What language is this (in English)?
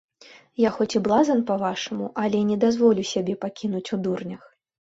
Belarusian